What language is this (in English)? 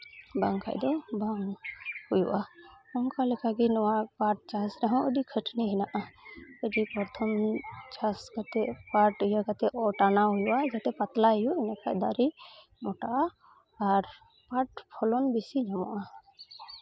Santali